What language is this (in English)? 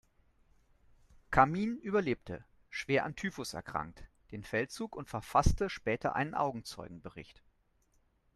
German